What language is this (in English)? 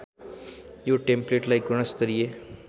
Nepali